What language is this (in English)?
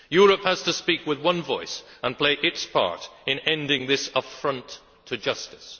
English